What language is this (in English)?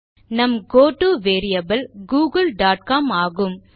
Tamil